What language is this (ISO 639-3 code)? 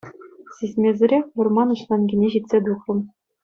chv